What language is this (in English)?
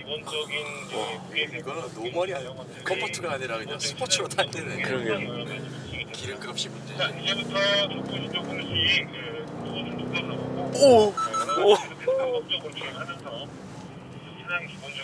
Korean